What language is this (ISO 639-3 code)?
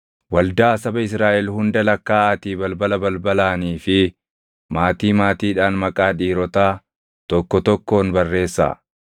orm